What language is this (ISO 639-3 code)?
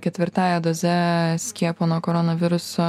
lit